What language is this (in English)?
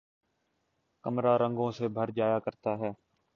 Urdu